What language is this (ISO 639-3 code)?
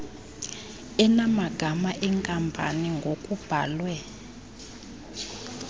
xho